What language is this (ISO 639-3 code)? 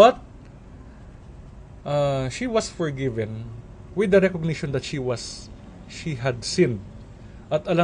fil